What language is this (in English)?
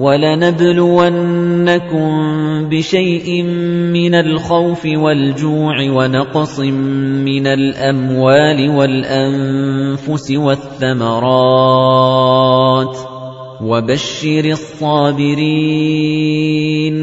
Arabic